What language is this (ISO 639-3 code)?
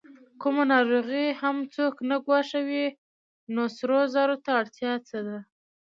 pus